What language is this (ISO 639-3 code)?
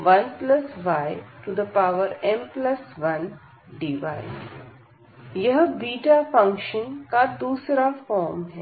hin